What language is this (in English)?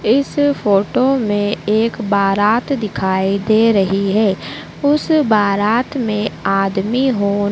Hindi